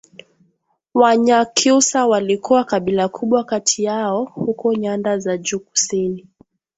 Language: Swahili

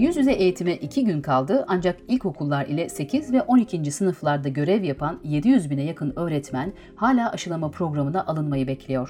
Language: Turkish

